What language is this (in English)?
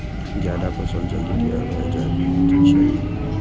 Maithili